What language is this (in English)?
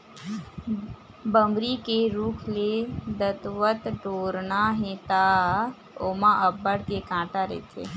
Chhattisgarhi